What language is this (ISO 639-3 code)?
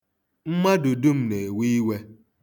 ibo